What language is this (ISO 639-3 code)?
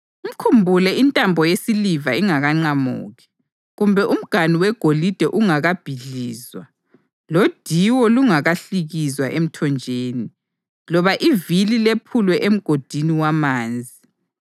nde